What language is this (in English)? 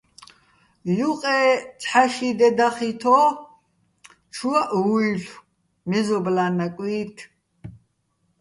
Bats